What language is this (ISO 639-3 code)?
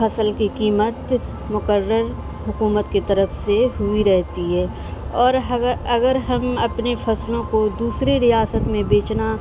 urd